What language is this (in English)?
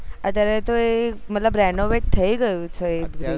Gujarati